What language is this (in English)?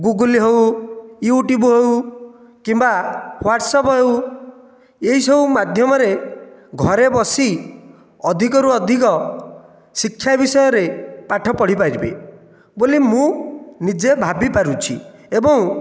Odia